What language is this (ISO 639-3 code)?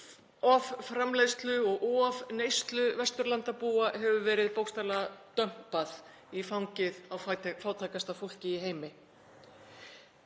isl